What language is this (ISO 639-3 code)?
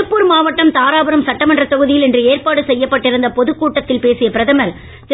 tam